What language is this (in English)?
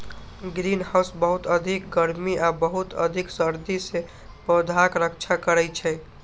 Maithili